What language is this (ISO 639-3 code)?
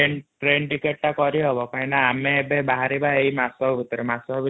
ori